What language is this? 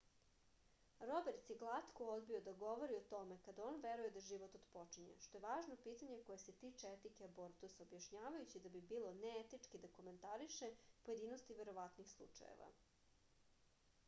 Serbian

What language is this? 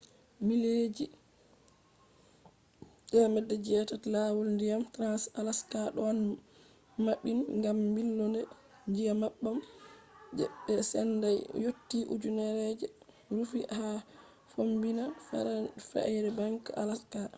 Fula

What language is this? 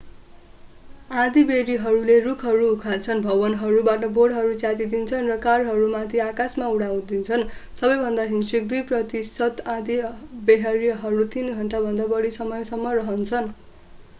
Nepali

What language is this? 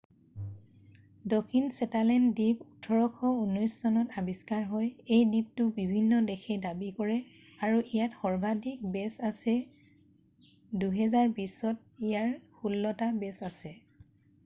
Assamese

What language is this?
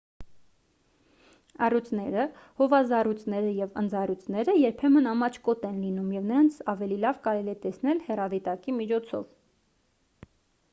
Armenian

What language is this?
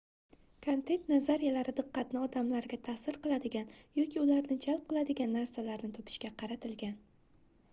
Uzbek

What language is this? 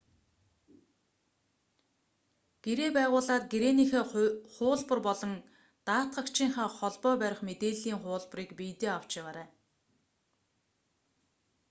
Mongolian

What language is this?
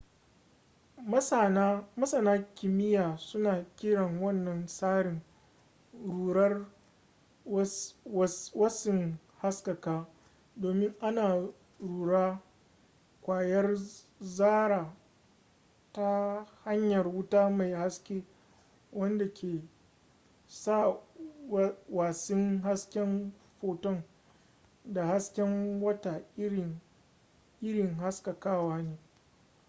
Hausa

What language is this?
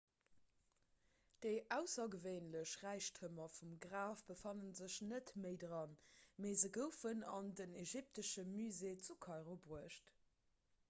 Luxembourgish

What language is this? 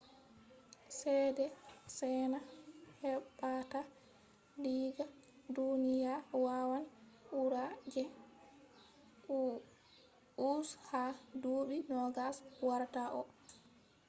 Fula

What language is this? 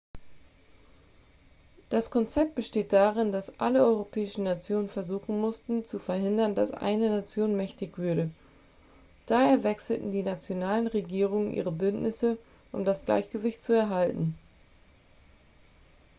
German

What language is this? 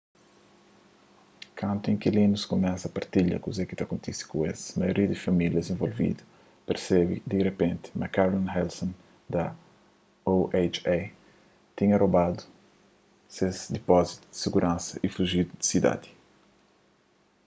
Kabuverdianu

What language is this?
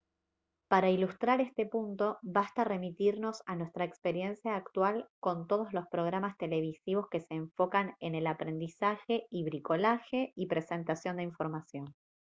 Spanish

